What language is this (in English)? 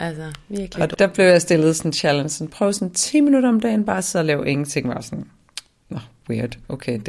Danish